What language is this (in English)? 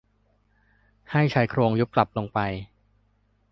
Thai